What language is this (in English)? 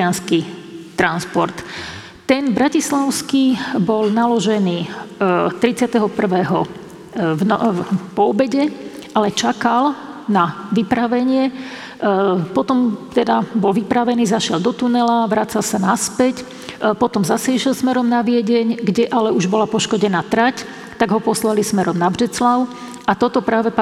Slovak